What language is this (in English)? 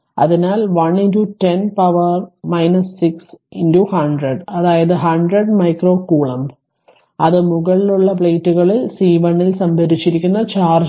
Malayalam